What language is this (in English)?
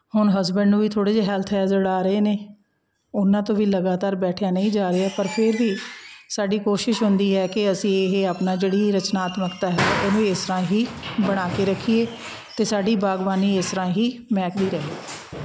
Punjabi